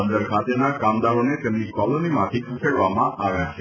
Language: Gujarati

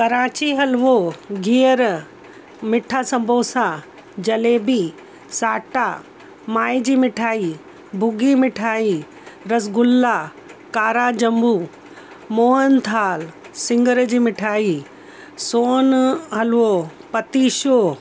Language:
Sindhi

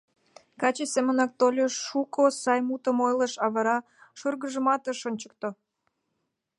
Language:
Mari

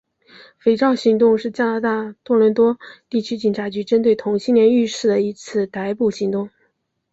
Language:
Chinese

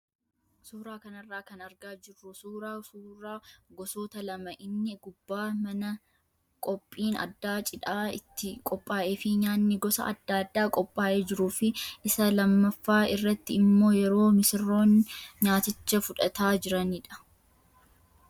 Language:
Oromo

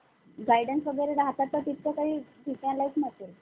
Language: Marathi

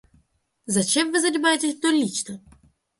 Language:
Russian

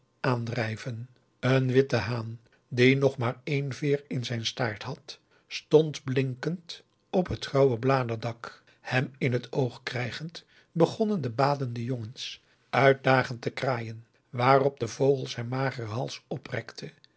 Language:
Dutch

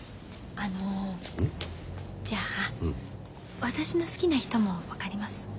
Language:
Japanese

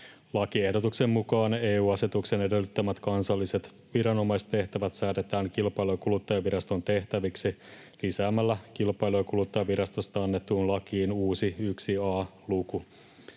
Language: Finnish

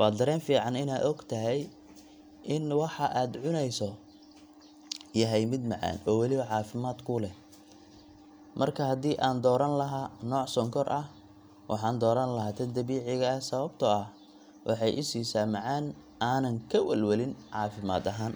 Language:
Somali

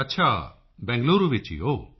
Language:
Punjabi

